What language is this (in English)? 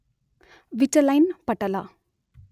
Kannada